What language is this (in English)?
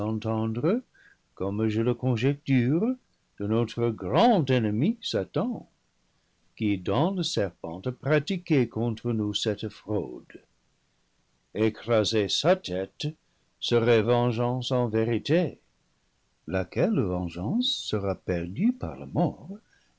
French